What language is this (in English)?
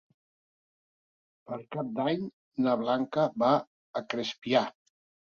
Catalan